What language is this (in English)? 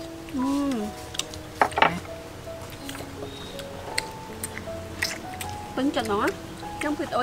Vietnamese